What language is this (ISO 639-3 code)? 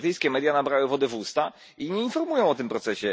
pol